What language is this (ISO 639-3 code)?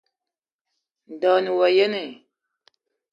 eto